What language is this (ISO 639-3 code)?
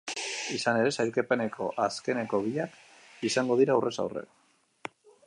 eus